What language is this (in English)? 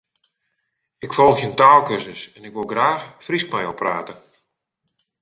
Western Frisian